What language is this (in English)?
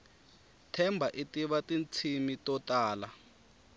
Tsonga